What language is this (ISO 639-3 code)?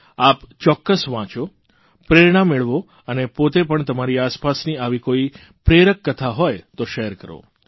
guj